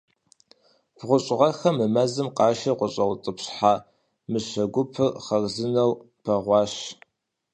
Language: Kabardian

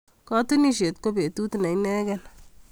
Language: Kalenjin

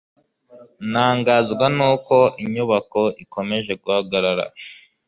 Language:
Kinyarwanda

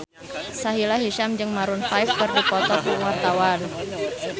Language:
Sundanese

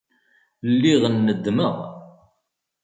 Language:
Kabyle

